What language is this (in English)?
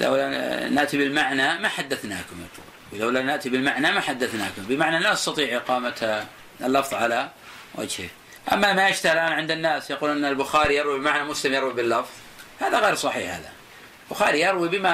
Arabic